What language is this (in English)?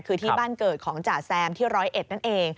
Thai